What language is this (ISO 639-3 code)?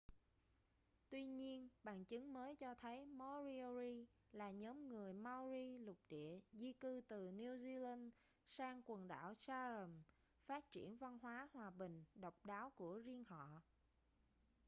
vie